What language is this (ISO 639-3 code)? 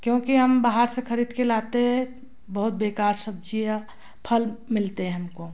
hin